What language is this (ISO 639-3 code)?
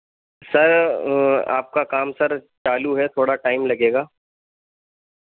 urd